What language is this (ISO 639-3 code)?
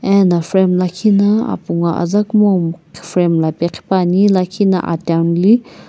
nsm